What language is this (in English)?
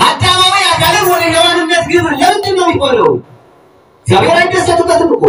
Turkish